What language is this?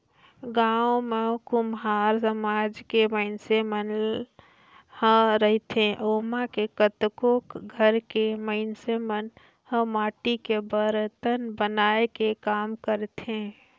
Chhattisgarhi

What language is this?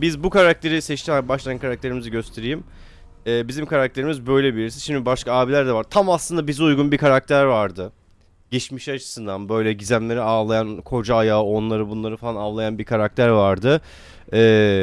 Turkish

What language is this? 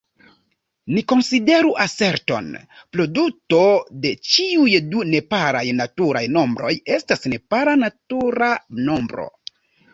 Esperanto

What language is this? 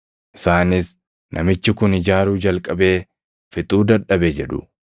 Oromo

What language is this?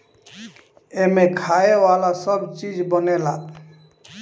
Bhojpuri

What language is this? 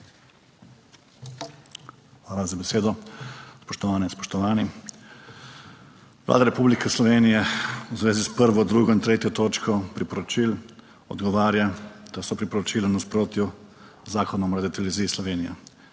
Slovenian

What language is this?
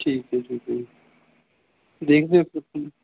Punjabi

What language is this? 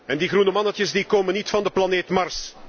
Dutch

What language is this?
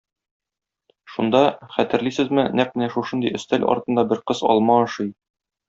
Tatar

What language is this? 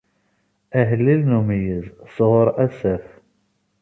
Kabyle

